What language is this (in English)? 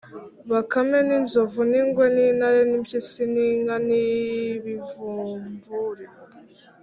Kinyarwanda